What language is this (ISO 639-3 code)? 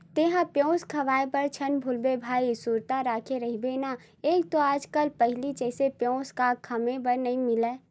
hne